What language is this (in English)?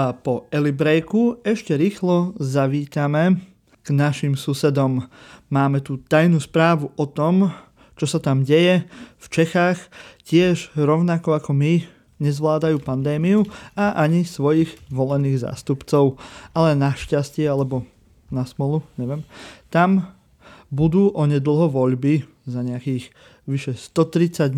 Slovak